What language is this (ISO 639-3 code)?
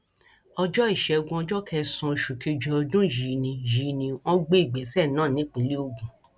yor